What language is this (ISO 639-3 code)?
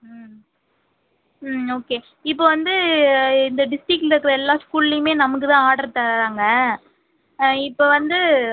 tam